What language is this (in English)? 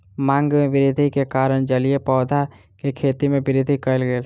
Maithili